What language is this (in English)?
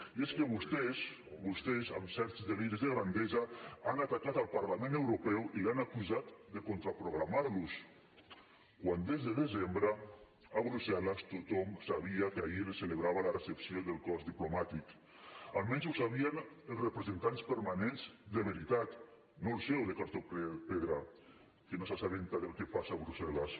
Catalan